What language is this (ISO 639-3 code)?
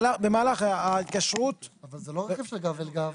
heb